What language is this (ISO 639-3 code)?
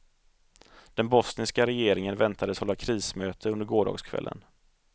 swe